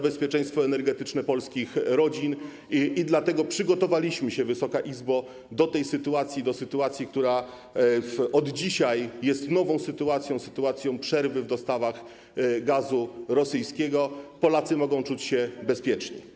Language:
Polish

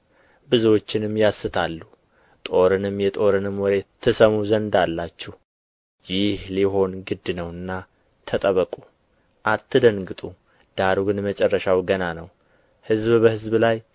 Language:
Amharic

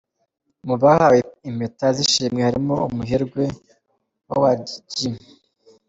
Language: Kinyarwanda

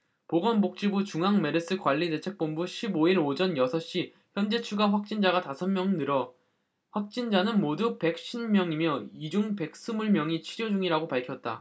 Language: Korean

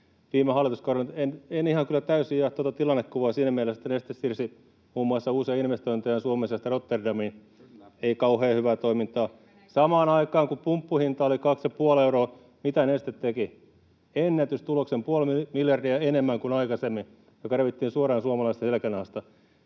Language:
Finnish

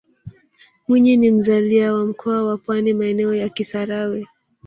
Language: Swahili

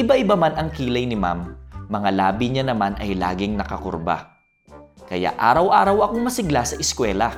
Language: Filipino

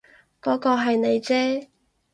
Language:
Cantonese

